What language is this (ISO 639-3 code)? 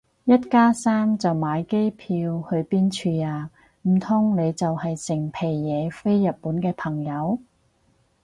yue